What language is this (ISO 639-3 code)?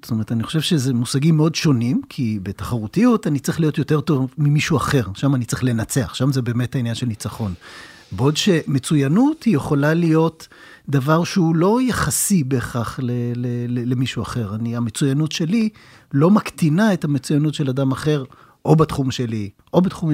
heb